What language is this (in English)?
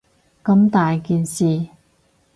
Cantonese